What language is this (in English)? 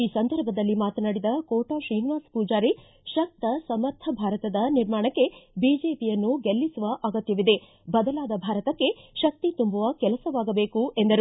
Kannada